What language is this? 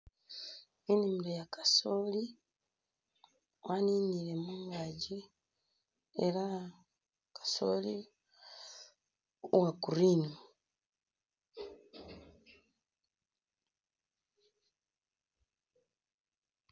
Masaaba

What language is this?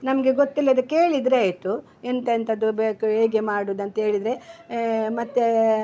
Kannada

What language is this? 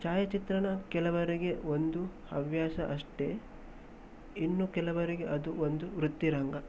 Kannada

